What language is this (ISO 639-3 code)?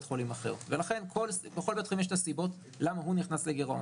heb